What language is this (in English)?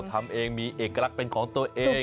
Thai